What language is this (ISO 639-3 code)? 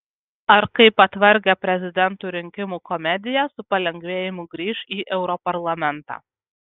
lit